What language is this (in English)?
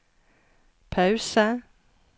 Norwegian